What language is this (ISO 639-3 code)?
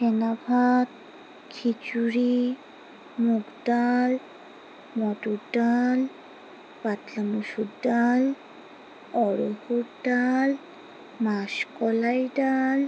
ben